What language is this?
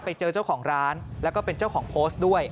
Thai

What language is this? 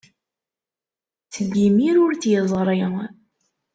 Kabyle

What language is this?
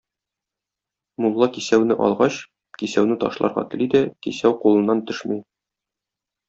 Tatar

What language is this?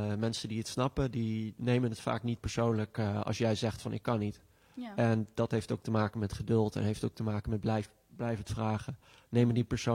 Dutch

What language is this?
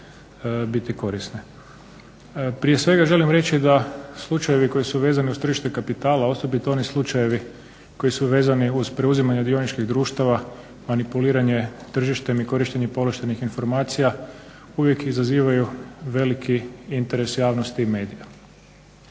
Croatian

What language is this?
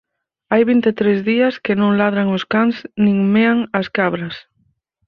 Galician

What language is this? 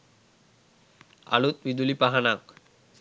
Sinhala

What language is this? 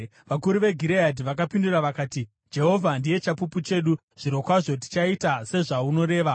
Shona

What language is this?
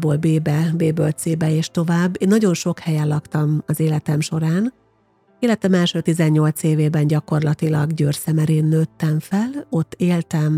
Hungarian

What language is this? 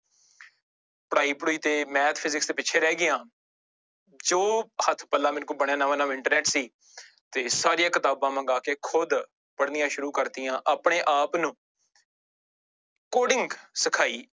Punjabi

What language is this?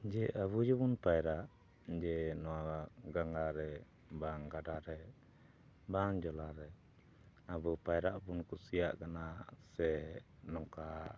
Santali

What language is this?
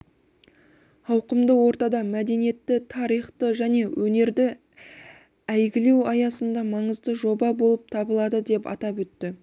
Kazakh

